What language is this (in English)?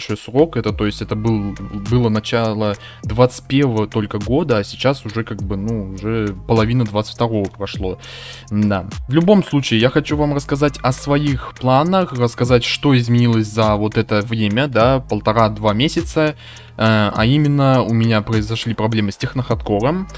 Russian